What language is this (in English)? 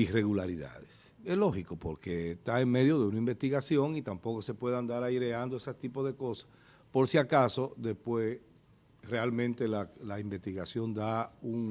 Spanish